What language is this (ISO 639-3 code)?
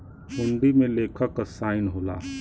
bho